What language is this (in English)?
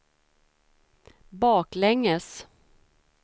Swedish